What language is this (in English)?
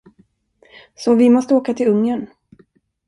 Swedish